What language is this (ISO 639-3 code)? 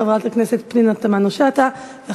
heb